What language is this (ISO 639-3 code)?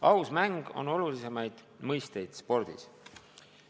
est